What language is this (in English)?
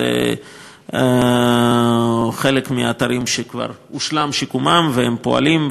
Hebrew